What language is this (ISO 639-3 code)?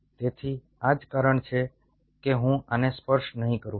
guj